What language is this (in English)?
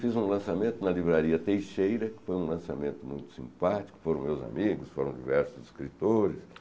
Portuguese